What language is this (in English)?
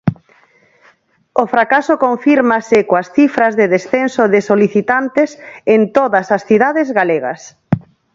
Galician